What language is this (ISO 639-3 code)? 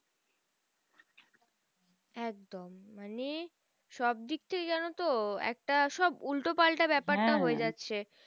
ben